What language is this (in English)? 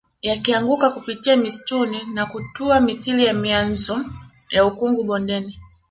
Swahili